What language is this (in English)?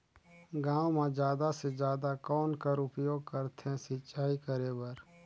Chhattisgarhi